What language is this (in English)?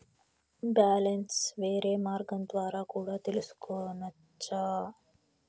Telugu